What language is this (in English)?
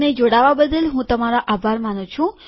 Gujarati